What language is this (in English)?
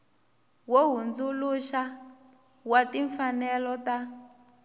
Tsonga